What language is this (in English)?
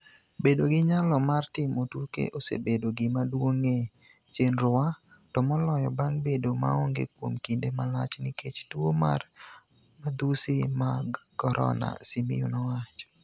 Luo (Kenya and Tanzania)